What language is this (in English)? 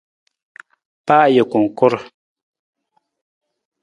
Nawdm